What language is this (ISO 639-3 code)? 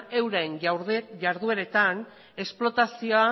eus